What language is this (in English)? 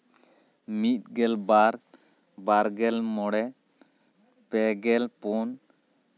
Santali